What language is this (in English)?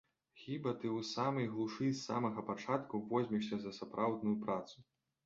Belarusian